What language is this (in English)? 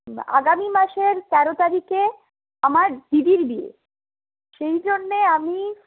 Bangla